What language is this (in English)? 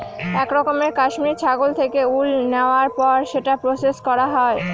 Bangla